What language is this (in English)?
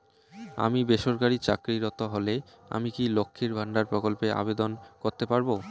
Bangla